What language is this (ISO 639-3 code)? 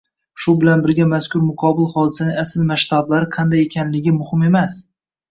uzb